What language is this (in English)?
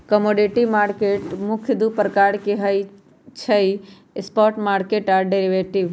Magahi